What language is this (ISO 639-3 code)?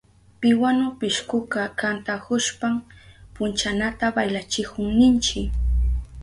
qup